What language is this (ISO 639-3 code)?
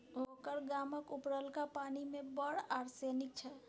mai